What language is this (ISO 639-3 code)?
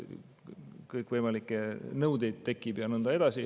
est